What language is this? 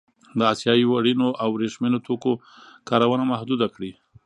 Pashto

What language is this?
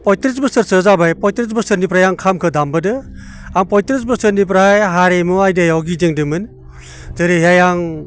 Bodo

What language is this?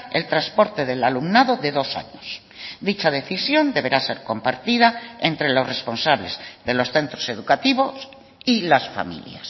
Spanish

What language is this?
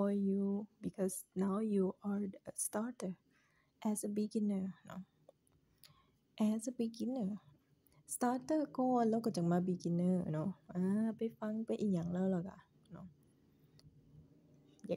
Thai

